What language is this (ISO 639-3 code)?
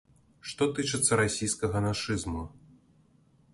bel